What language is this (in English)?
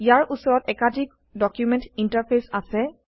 Assamese